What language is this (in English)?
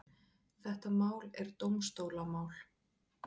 Icelandic